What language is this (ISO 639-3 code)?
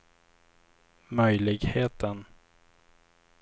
swe